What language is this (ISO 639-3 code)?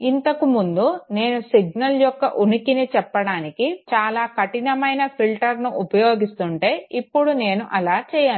tel